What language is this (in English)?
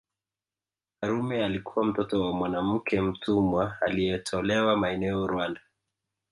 Swahili